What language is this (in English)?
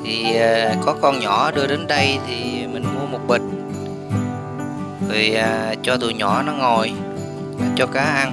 Vietnamese